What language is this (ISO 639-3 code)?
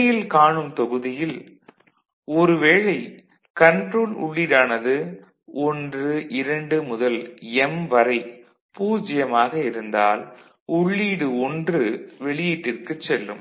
tam